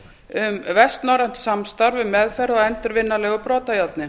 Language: Icelandic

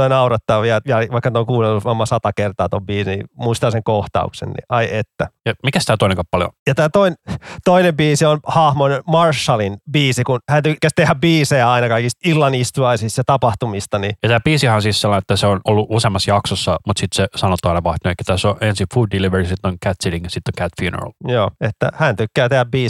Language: Finnish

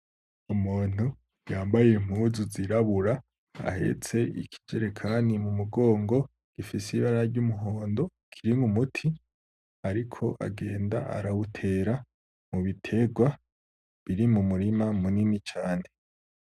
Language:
Rundi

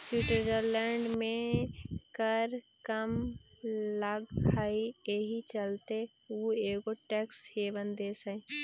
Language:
Magahi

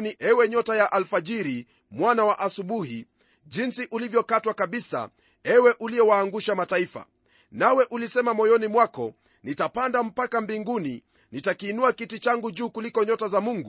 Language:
Swahili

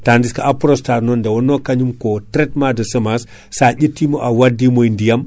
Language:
Fula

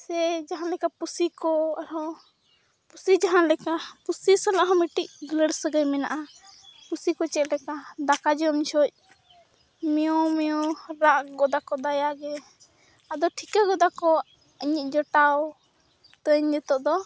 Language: Santali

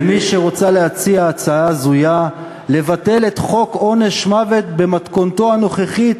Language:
Hebrew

